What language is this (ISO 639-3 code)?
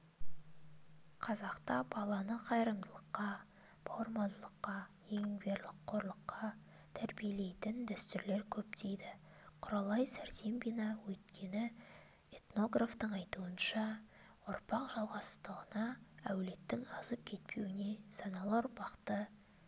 kaz